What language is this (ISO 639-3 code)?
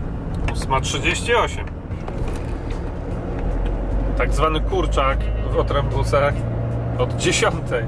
pol